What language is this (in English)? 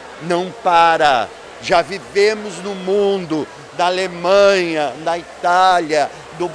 Portuguese